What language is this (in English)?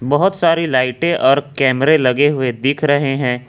Hindi